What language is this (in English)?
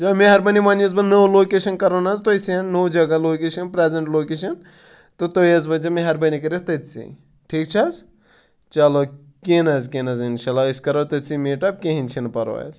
Kashmiri